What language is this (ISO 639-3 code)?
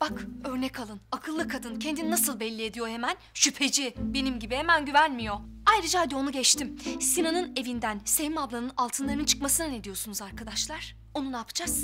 tur